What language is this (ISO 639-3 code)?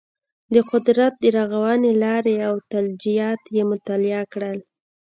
pus